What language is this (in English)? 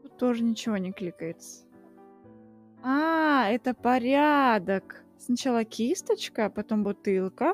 Russian